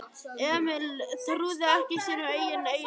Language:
Icelandic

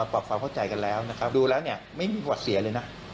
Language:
Thai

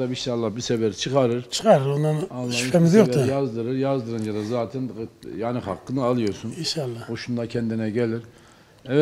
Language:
Turkish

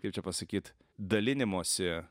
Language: Lithuanian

